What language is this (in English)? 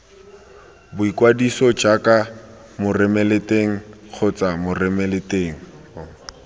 Tswana